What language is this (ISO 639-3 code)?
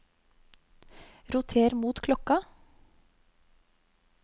nor